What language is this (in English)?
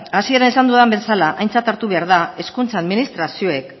Basque